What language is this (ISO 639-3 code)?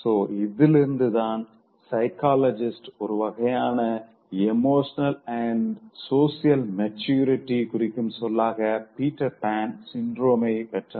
tam